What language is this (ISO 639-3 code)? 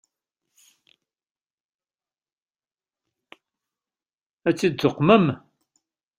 kab